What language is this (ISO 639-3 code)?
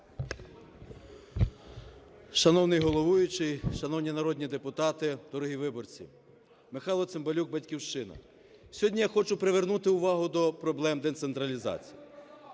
ukr